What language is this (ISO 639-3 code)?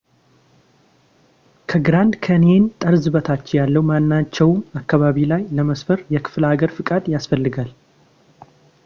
amh